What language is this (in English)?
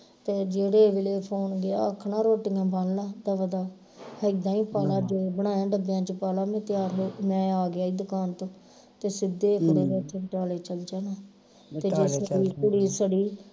Punjabi